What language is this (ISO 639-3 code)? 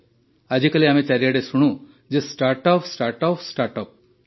ori